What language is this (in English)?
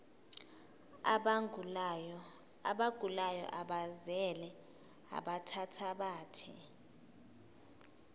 Zulu